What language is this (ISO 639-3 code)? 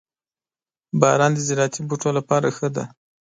pus